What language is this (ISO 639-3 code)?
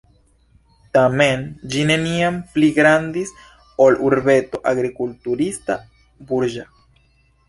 epo